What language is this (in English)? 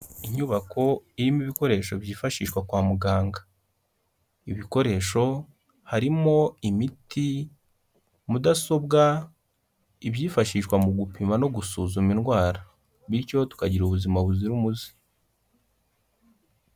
Kinyarwanda